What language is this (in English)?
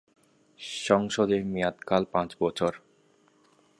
Bangla